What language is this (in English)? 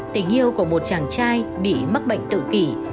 Vietnamese